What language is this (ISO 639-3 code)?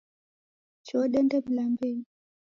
dav